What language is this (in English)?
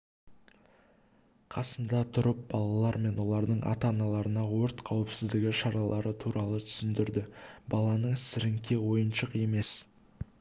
Kazakh